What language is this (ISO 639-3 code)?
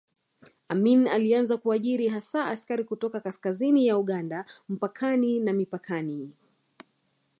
swa